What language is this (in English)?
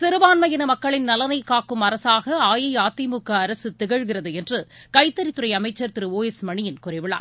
Tamil